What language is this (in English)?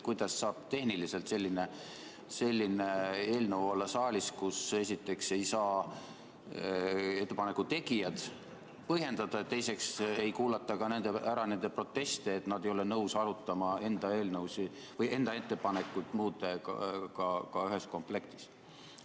Estonian